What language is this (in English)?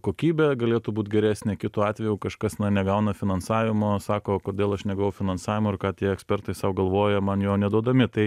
Lithuanian